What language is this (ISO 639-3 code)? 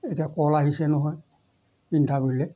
asm